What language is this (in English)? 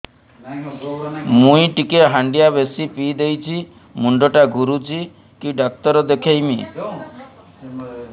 Odia